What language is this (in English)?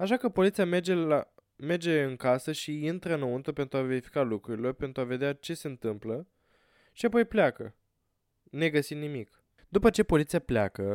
Romanian